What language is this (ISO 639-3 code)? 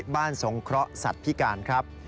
tha